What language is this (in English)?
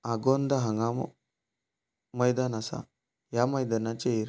Konkani